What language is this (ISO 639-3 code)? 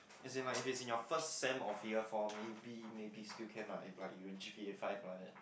eng